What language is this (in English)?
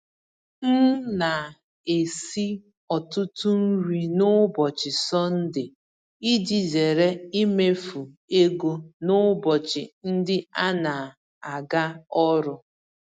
Igbo